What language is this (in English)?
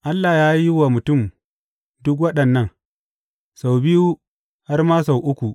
Hausa